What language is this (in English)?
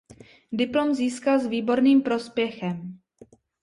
Czech